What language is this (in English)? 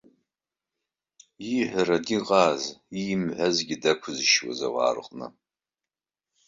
Abkhazian